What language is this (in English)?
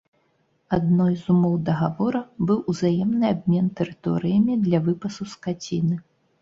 Belarusian